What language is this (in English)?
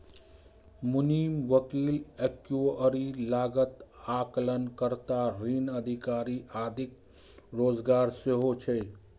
Maithili